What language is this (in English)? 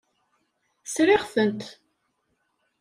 Kabyle